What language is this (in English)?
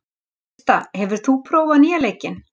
Icelandic